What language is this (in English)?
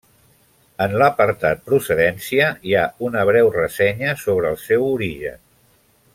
Catalan